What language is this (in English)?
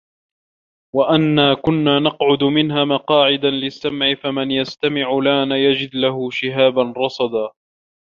Arabic